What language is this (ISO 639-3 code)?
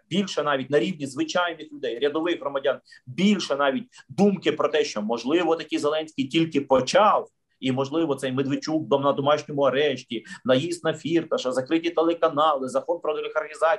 ukr